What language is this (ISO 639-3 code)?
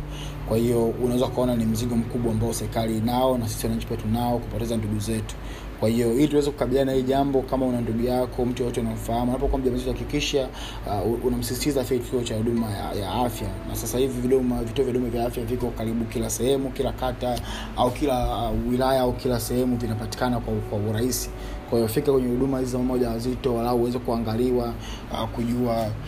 swa